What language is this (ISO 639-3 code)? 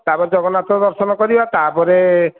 ori